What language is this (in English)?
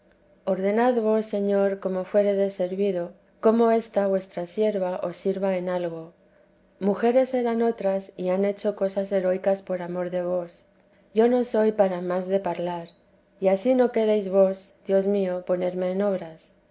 Spanish